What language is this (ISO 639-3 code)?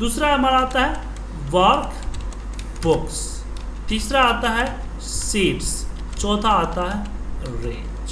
hin